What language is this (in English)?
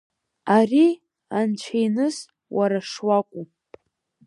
Abkhazian